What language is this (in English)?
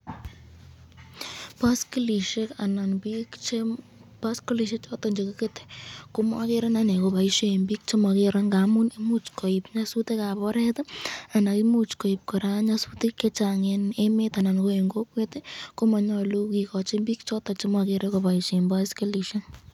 Kalenjin